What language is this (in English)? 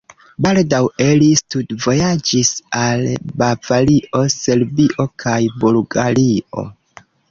Esperanto